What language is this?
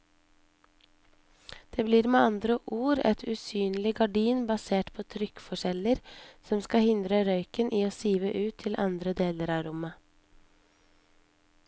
Norwegian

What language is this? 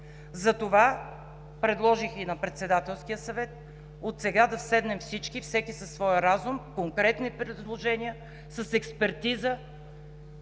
Bulgarian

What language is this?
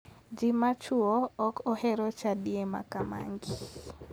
Luo (Kenya and Tanzania)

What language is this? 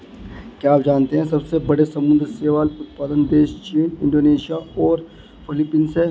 Hindi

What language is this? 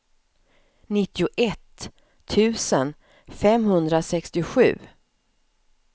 Swedish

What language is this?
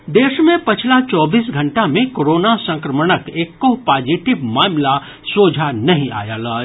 Maithili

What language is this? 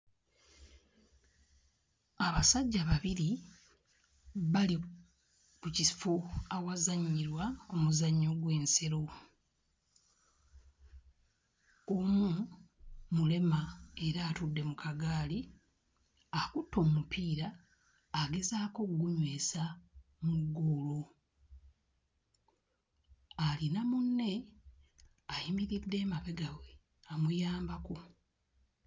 Ganda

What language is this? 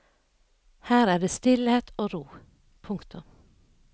Norwegian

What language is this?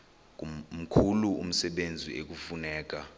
Xhosa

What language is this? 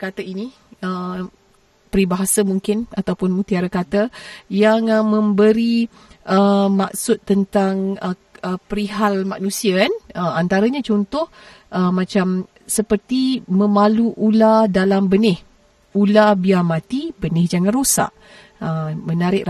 Malay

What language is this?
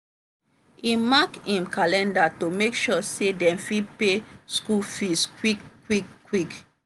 Nigerian Pidgin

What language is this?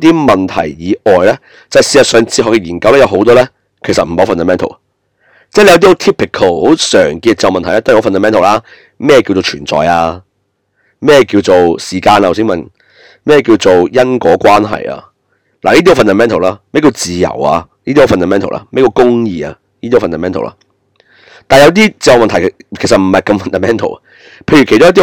Chinese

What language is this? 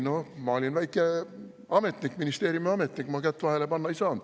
Estonian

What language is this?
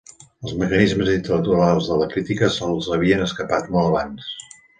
Catalan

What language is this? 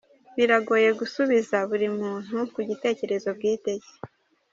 Kinyarwanda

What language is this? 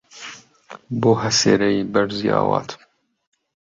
Central Kurdish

